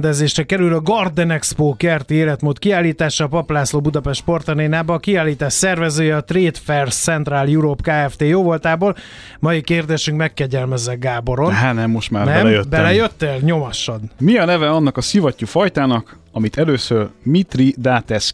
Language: Hungarian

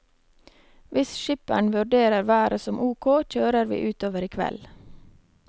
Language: Norwegian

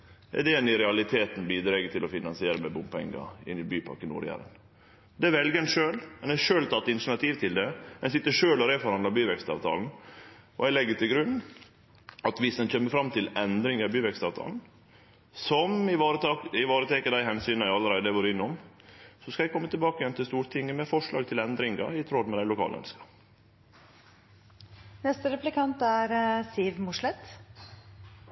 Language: Norwegian Nynorsk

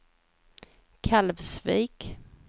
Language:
Swedish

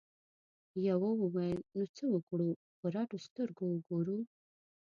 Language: Pashto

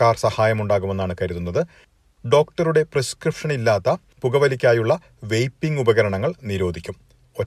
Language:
Malayalam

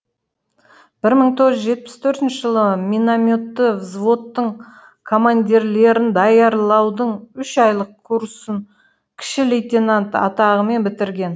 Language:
Kazakh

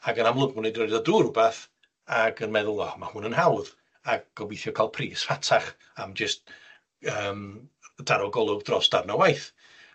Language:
Welsh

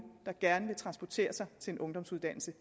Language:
Danish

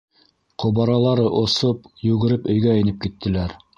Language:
Bashkir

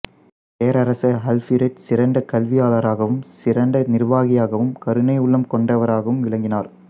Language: Tamil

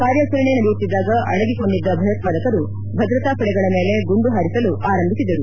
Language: Kannada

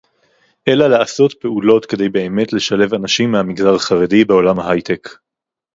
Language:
Hebrew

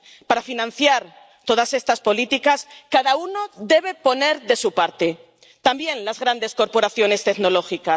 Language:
Spanish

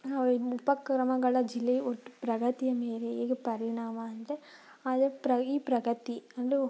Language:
Kannada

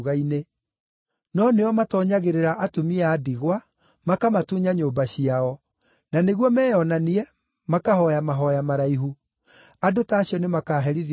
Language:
Kikuyu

